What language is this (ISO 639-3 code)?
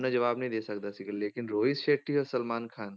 pan